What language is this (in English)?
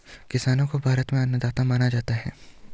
Hindi